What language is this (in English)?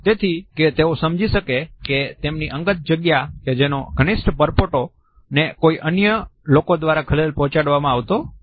Gujarati